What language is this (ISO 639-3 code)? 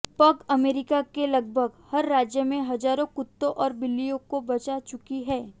hin